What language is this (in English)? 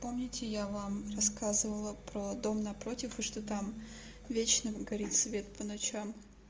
Russian